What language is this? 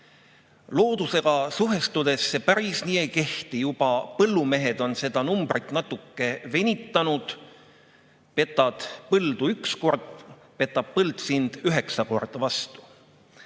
Estonian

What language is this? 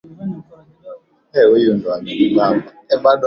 Swahili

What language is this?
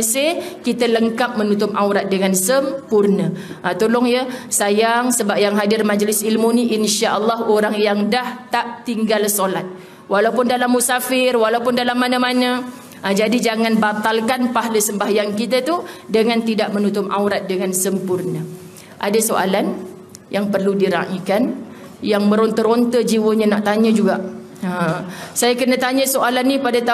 Malay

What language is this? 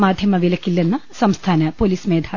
Malayalam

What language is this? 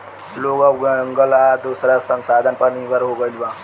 Bhojpuri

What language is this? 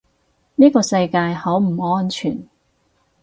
Cantonese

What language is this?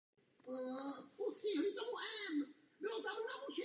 Czech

